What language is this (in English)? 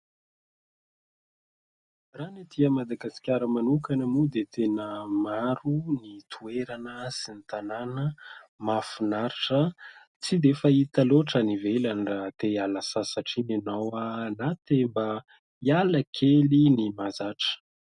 Malagasy